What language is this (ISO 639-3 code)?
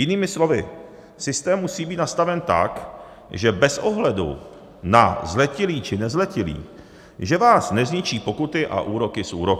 ces